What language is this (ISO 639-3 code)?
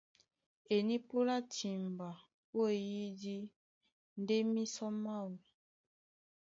dua